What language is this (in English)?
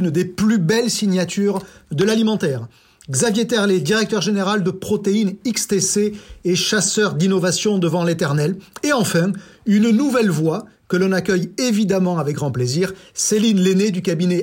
French